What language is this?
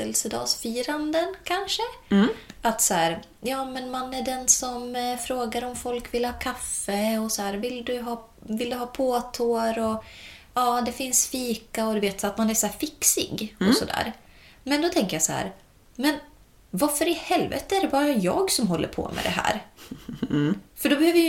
Swedish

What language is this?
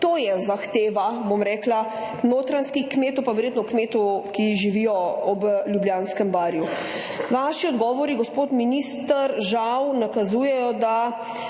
Slovenian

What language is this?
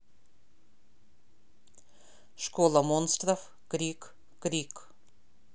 Russian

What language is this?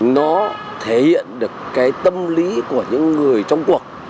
Vietnamese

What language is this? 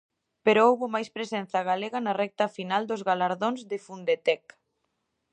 Galician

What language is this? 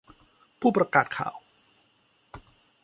Thai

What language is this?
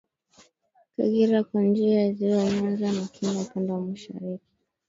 Swahili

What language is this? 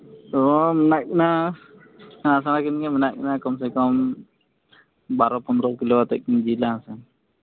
Santali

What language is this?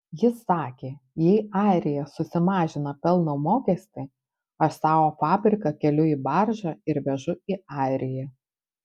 Lithuanian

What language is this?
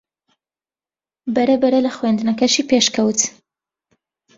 Central Kurdish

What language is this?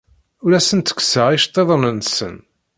Kabyle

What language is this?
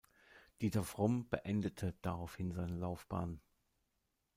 German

